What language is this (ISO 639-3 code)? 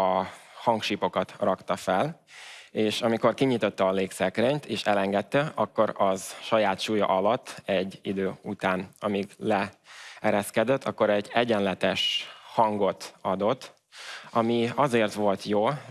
hun